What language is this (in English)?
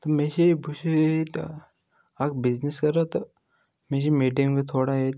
Kashmiri